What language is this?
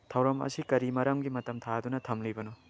Manipuri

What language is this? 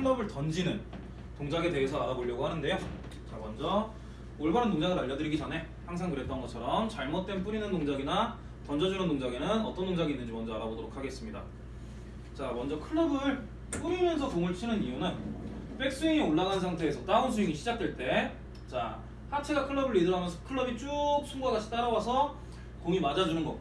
Korean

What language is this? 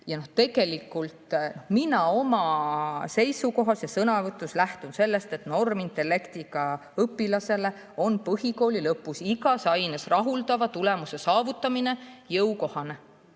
Estonian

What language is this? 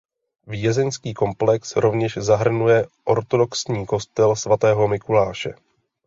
Czech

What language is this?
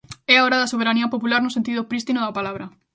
Galician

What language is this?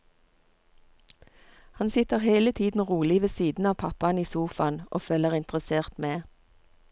Norwegian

